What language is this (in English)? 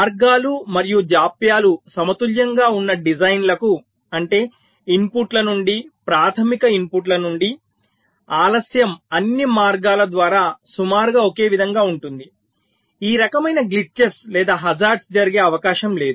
Telugu